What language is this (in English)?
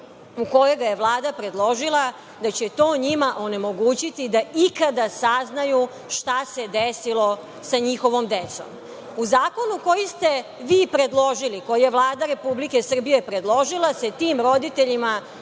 Serbian